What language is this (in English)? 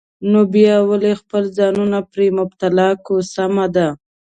Pashto